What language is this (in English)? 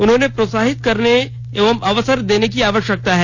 Hindi